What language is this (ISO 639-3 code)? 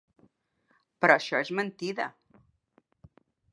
cat